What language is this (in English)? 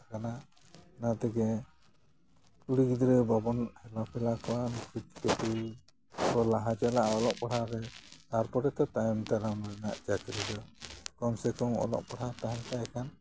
Santali